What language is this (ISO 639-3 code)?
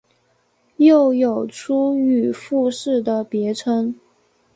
zho